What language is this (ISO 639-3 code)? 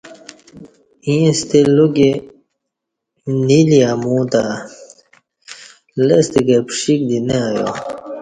bsh